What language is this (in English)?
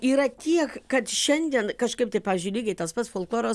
Lithuanian